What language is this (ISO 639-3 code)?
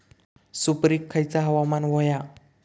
mar